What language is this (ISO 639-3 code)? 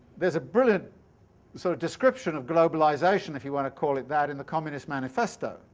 eng